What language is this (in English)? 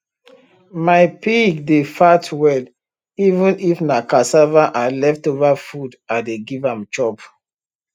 Nigerian Pidgin